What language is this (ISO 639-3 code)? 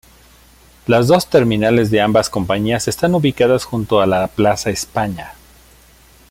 spa